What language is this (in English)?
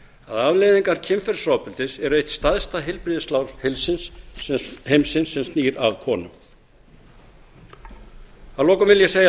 Icelandic